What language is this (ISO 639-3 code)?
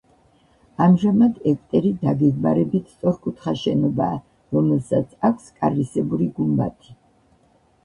kat